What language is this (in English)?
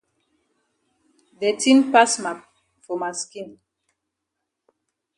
Cameroon Pidgin